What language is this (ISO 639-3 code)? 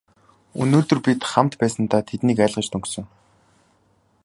mon